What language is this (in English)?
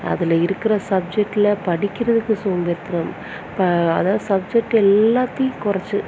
Tamil